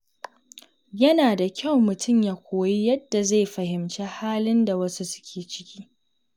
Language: Hausa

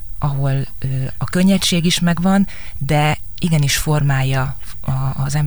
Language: Hungarian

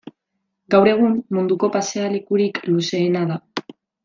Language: Basque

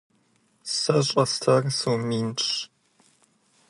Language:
Kabardian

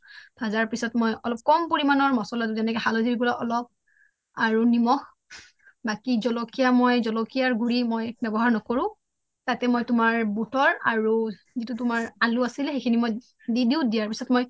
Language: Assamese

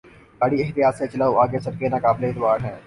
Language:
Urdu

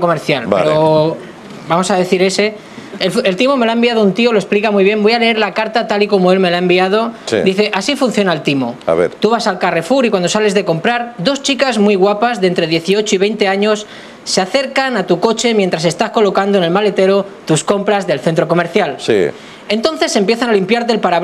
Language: Spanish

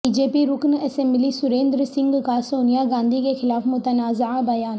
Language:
Urdu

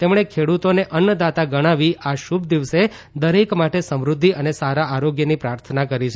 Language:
Gujarati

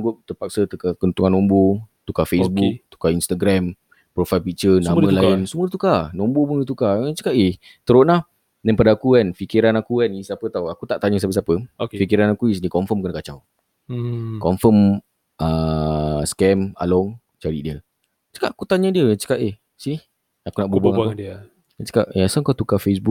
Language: Malay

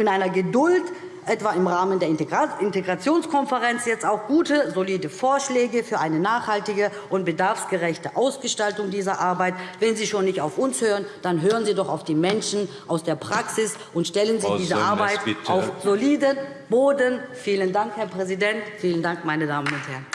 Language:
German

